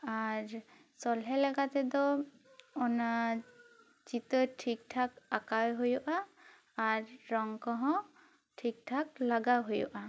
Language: Santali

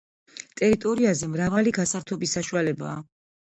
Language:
Georgian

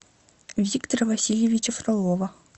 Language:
Russian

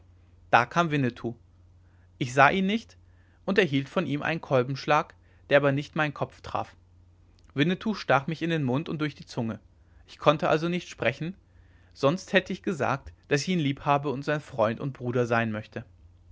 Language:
German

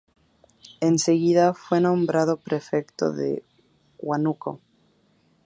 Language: Spanish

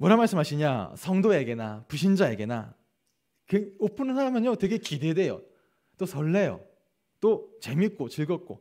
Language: Korean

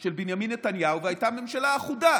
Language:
Hebrew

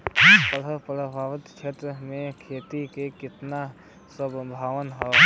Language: Bhojpuri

